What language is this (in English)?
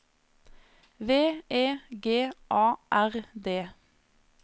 Norwegian